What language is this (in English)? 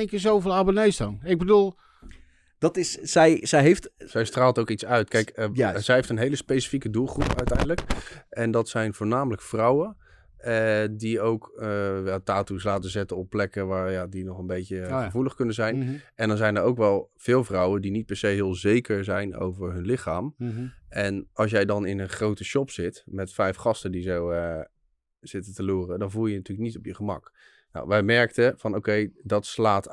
Dutch